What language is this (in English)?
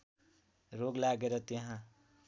Nepali